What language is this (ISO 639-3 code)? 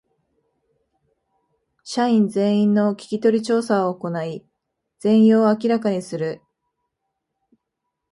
jpn